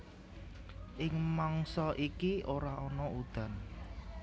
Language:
Javanese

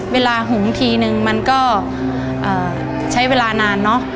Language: Thai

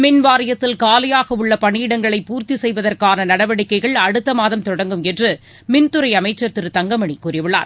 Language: Tamil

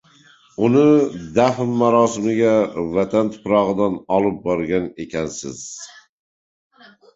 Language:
Uzbek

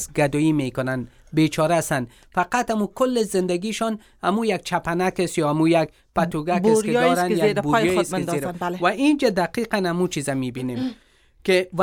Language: Persian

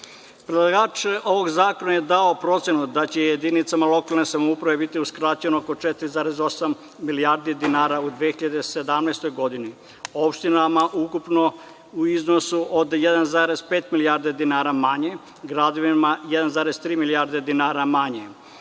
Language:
Serbian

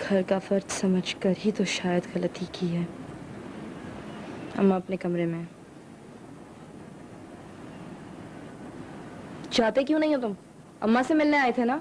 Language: Urdu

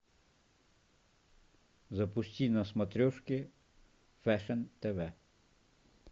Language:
Russian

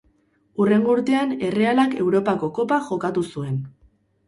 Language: Basque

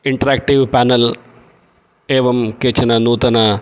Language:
Sanskrit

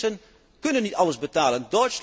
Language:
Dutch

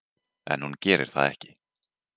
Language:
Icelandic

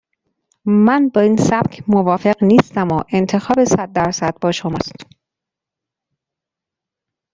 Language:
Persian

